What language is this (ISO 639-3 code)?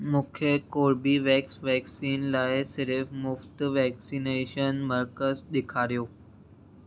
snd